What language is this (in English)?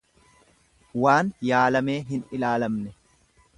Oromo